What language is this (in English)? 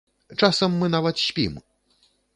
Belarusian